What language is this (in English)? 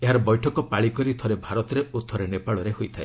Odia